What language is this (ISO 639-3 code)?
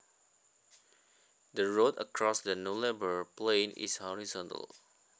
jav